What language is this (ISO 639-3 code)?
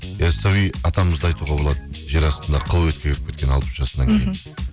kaz